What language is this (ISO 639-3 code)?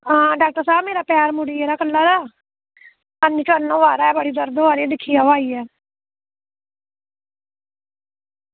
doi